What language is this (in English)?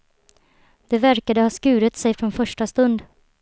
Swedish